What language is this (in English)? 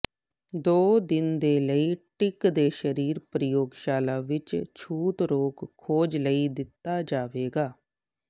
Punjabi